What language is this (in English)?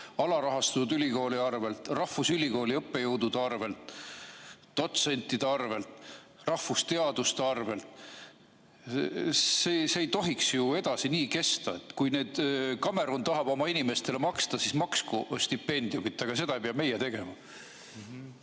Estonian